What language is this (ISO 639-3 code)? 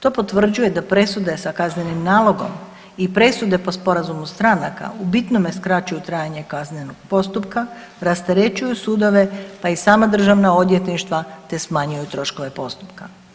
hrv